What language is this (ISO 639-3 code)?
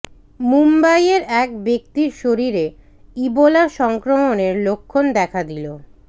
ben